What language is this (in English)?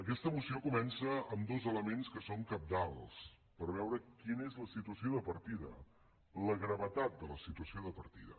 Catalan